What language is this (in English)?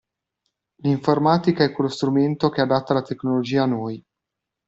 Italian